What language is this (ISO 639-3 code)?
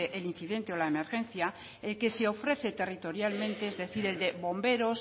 spa